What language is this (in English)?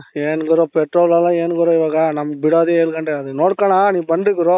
Kannada